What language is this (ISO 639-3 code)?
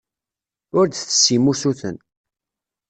kab